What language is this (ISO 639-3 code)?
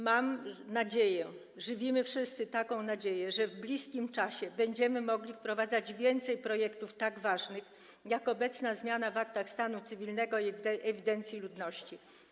pol